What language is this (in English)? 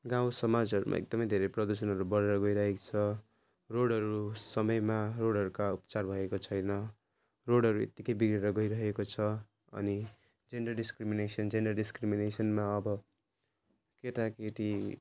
Nepali